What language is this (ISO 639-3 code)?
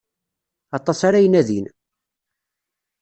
kab